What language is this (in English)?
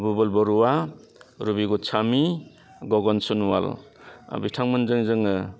Bodo